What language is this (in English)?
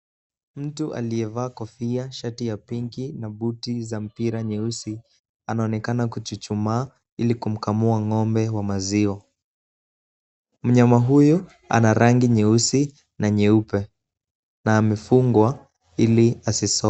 Swahili